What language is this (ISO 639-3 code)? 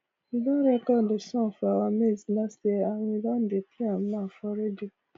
pcm